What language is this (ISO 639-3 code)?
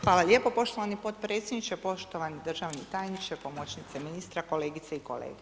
hrv